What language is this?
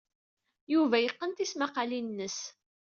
Kabyle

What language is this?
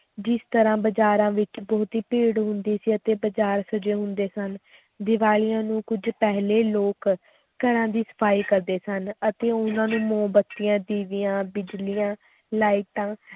Punjabi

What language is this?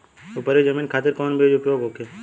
Bhojpuri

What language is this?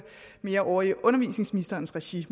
Danish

